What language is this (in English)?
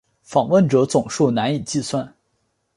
Chinese